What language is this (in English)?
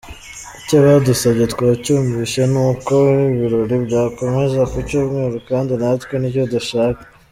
Kinyarwanda